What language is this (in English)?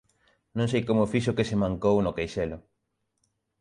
Galician